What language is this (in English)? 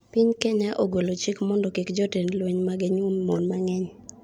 Luo (Kenya and Tanzania)